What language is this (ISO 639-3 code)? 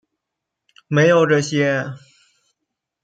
zho